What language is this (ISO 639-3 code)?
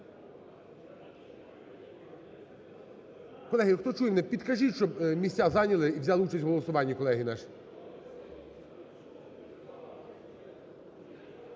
ukr